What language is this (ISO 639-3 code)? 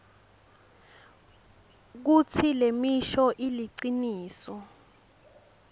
ssw